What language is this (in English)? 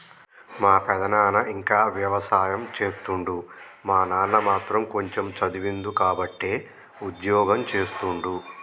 Telugu